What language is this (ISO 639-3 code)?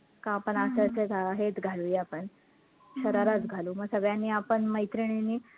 mar